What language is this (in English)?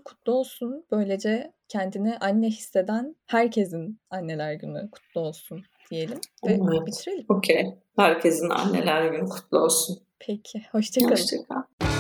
Turkish